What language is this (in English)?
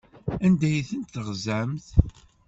Kabyle